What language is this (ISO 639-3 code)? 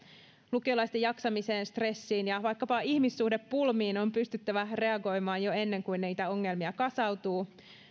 fin